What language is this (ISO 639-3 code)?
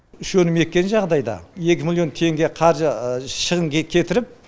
kaz